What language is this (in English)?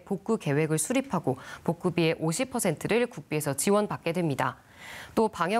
Korean